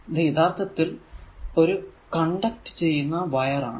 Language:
Malayalam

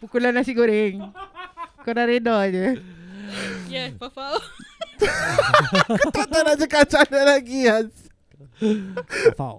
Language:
Malay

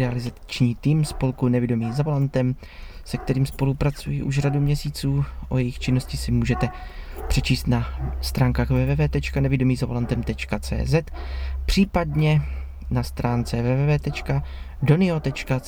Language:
Czech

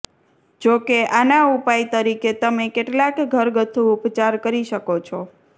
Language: Gujarati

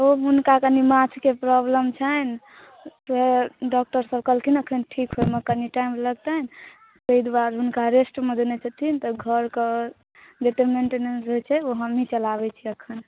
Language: Maithili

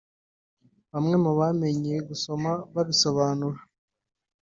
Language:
Kinyarwanda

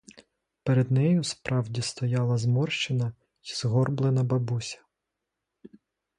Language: Ukrainian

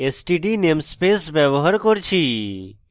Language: Bangla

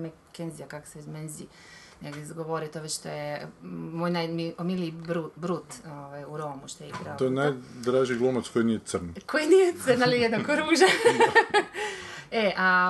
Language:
Croatian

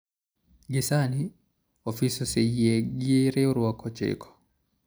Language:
Luo (Kenya and Tanzania)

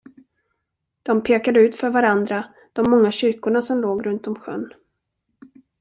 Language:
Swedish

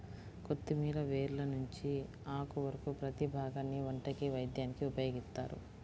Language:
Telugu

